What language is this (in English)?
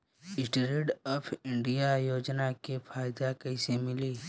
Bhojpuri